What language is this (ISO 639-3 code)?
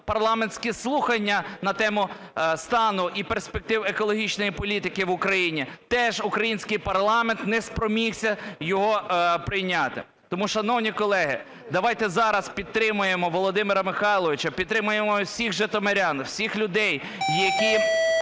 ukr